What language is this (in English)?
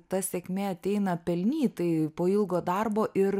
Lithuanian